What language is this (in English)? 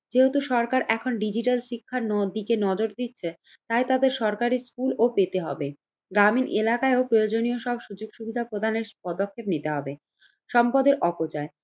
Bangla